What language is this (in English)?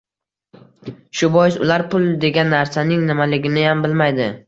Uzbek